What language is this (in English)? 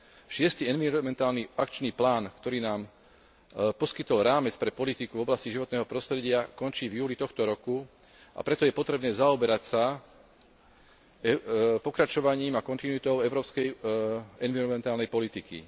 Slovak